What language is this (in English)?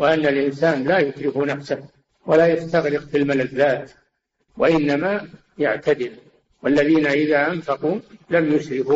Arabic